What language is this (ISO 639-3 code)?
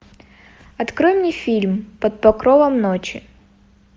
rus